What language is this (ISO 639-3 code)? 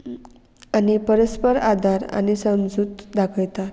kok